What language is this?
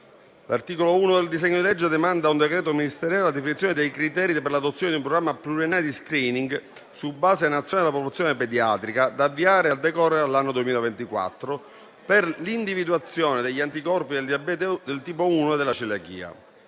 Italian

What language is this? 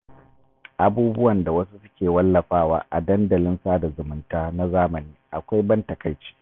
Hausa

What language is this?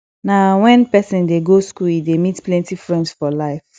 Nigerian Pidgin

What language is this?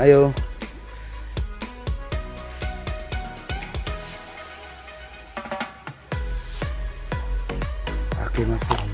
Indonesian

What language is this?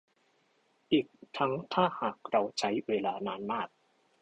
Thai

